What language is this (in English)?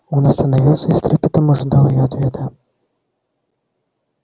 Russian